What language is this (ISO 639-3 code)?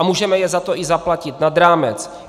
ces